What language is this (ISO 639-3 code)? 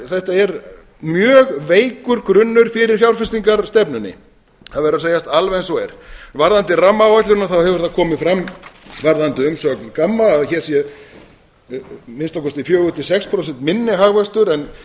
isl